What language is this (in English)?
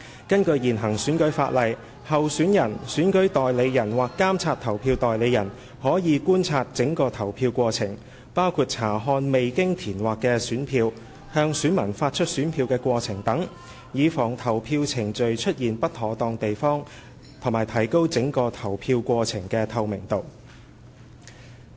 Cantonese